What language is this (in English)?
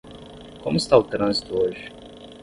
Portuguese